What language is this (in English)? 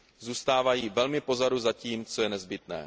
Czech